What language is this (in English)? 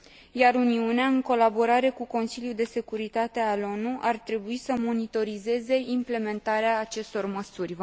Romanian